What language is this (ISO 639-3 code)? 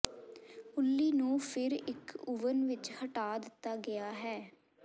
pan